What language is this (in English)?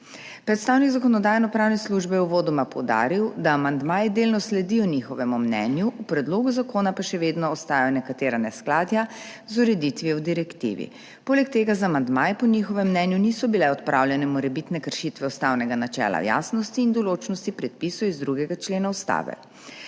Slovenian